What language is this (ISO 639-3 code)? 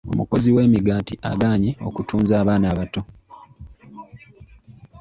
lug